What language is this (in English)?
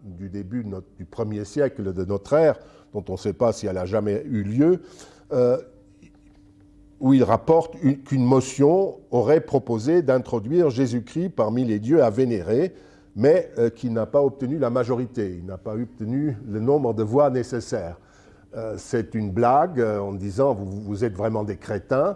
French